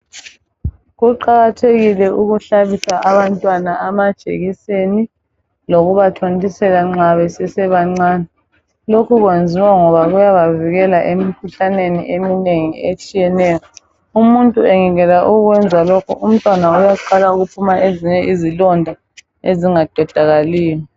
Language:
North Ndebele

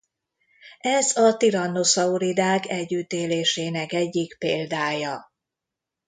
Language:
Hungarian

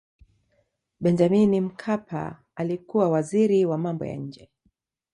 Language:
Swahili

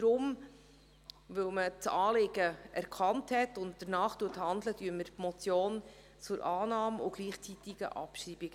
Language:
Swiss German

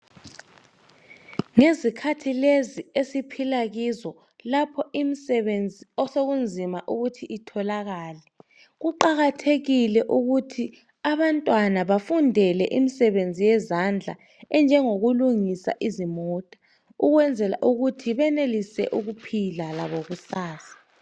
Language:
North Ndebele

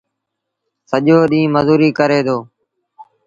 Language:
Sindhi Bhil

